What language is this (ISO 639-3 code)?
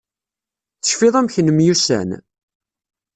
kab